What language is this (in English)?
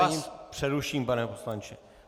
Czech